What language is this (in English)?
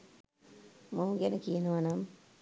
Sinhala